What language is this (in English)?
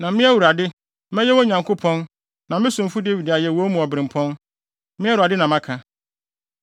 Akan